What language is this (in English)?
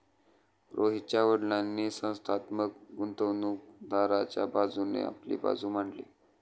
Marathi